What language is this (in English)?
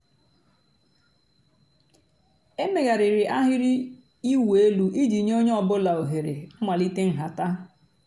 Igbo